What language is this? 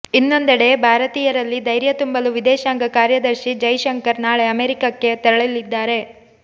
Kannada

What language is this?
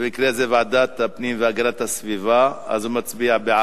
Hebrew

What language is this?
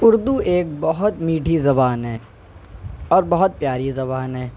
Urdu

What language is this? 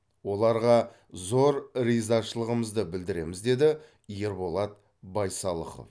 Kazakh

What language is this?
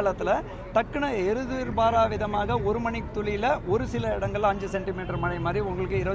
Tamil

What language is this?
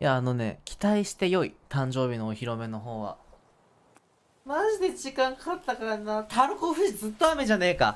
Japanese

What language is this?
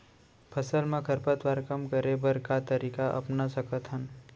Chhattisgarhi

